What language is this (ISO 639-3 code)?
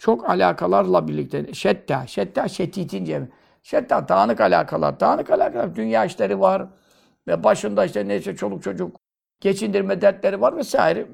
tur